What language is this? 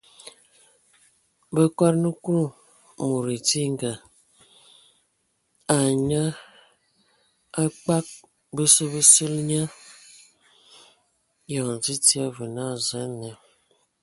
Ewondo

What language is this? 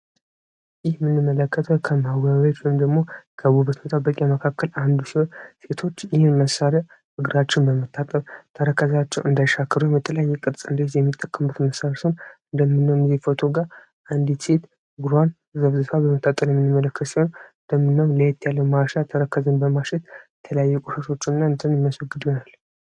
Amharic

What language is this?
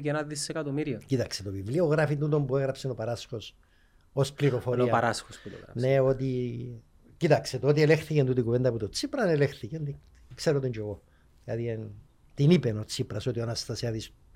Greek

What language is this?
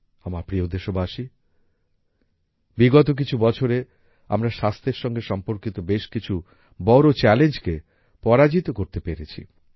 Bangla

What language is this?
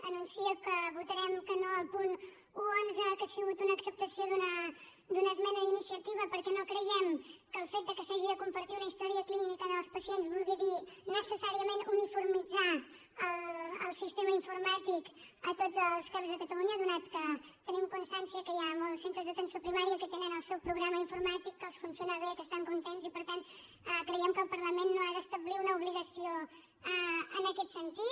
Catalan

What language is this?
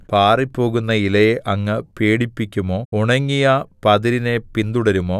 Malayalam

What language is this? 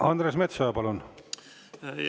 Estonian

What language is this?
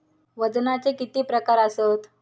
Marathi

